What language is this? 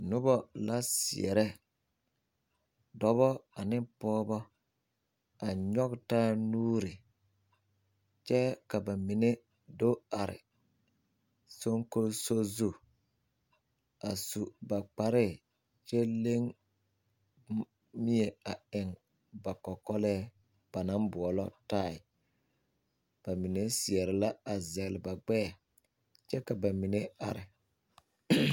Southern Dagaare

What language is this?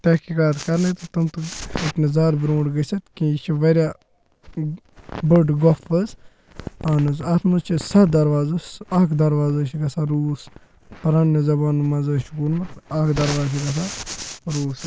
Kashmiri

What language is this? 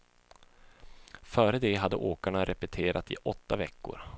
Swedish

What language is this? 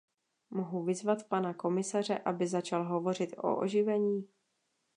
Czech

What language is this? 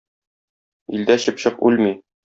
Tatar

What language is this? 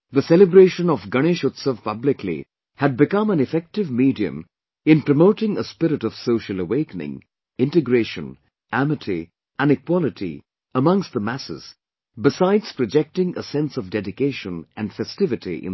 English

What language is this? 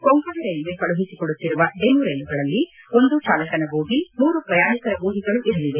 Kannada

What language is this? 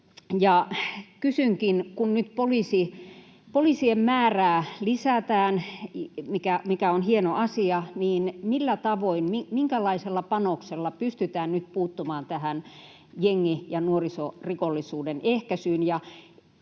Finnish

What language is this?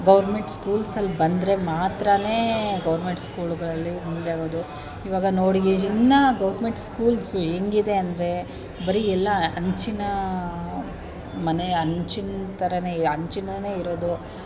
Kannada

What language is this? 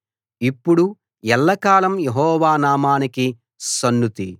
Telugu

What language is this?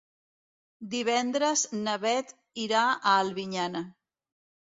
Catalan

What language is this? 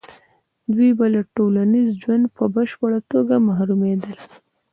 Pashto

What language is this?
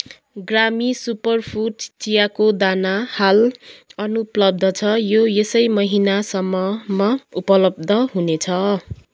Nepali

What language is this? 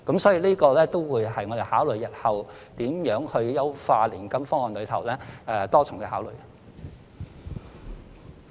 Cantonese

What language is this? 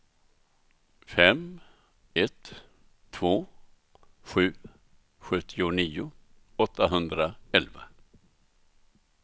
Swedish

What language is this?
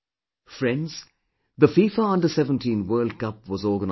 English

